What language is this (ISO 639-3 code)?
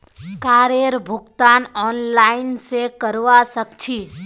mag